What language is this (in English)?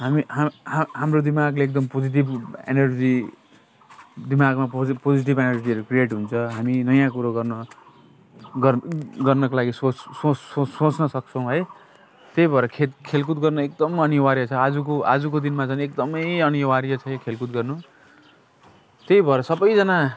Nepali